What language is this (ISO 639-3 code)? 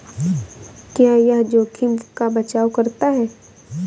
hin